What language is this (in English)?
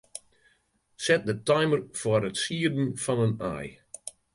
Western Frisian